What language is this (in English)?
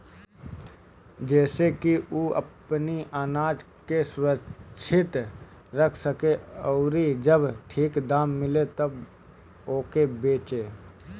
Bhojpuri